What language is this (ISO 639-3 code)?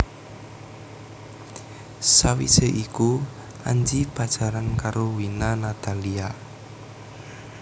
jav